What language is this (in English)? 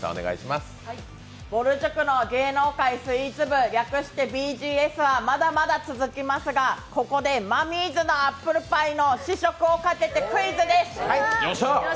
Japanese